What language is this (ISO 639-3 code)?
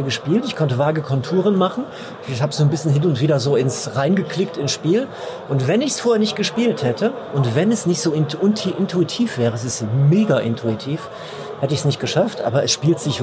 deu